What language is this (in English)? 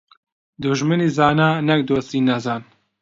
Central Kurdish